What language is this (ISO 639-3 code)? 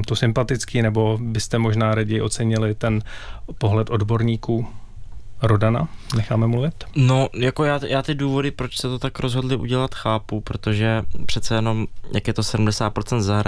ces